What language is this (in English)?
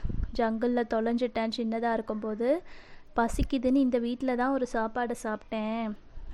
Tamil